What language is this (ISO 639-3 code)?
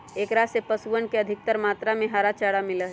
mag